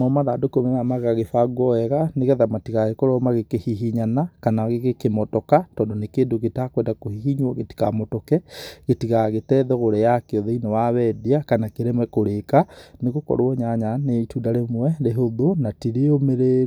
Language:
Kikuyu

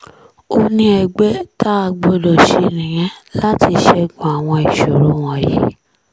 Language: Yoruba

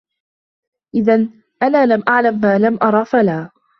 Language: Arabic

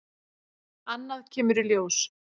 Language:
Icelandic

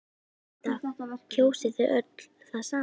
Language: Icelandic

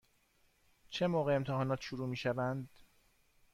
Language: Persian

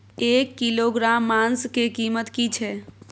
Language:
Maithili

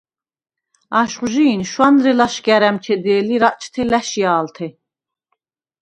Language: Svan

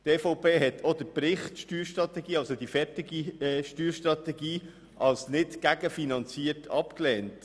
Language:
Swiss German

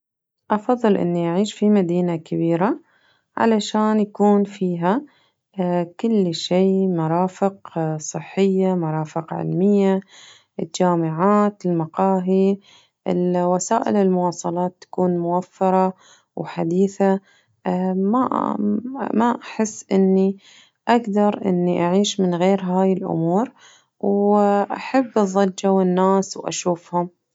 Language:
Najdi Arabic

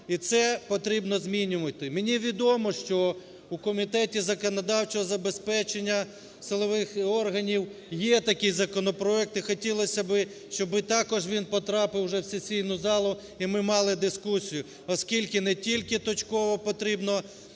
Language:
Ukrainian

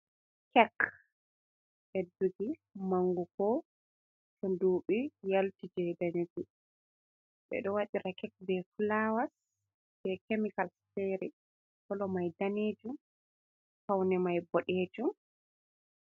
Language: Fula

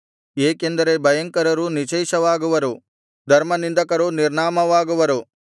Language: Kannada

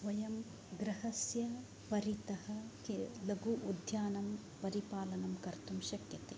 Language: Sanskrit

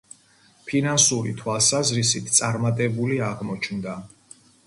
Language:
Georgian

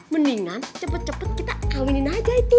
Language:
Indonesian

